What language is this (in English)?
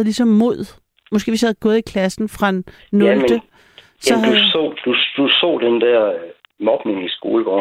Danish